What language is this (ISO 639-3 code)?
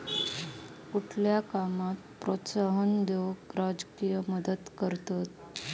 mar